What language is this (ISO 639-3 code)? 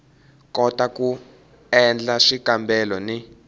tso